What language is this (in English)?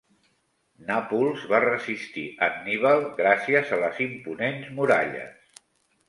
Catalan